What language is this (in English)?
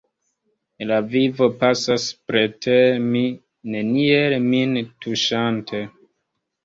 Esperanto